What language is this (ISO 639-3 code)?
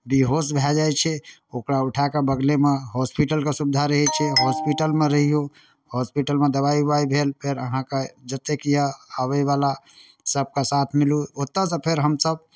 mai